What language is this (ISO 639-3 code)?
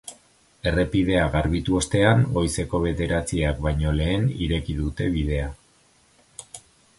eus